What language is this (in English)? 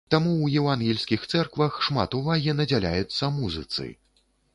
Belarusian